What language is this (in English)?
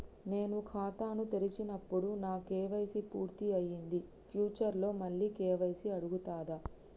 Telugu